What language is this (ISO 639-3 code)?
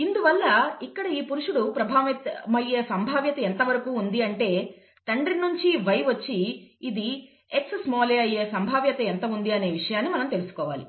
tel